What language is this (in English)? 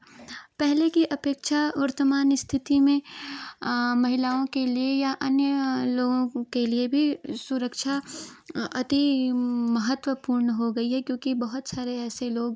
Hindi